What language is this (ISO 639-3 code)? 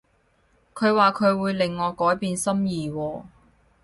yue